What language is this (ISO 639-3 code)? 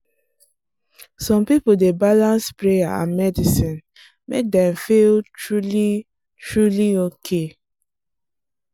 pcm